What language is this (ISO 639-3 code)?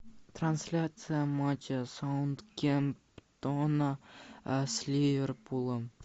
rus